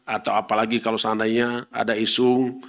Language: Indonesian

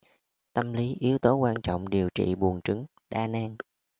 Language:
Vietnamese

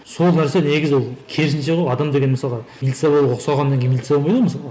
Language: Kazakh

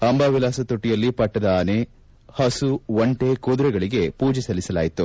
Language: Kannada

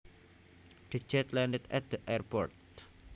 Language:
Javanese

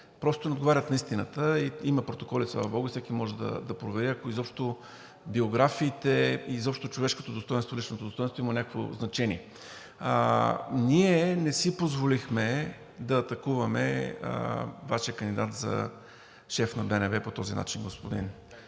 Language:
Bulgarian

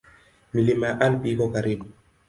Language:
Swahili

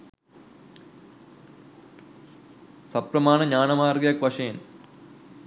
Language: Sinhala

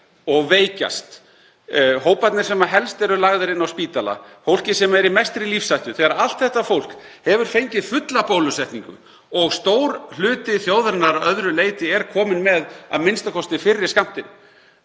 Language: Icelandic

